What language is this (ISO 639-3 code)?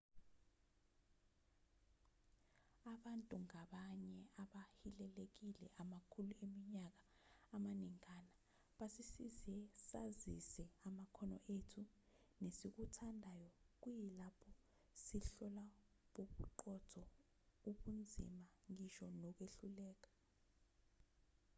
zul